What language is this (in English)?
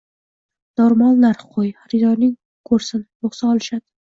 Uzbek